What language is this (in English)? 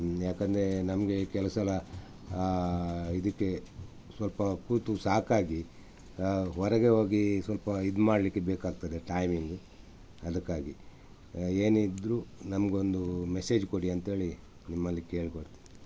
Kannada